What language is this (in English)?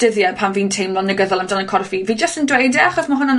Welsh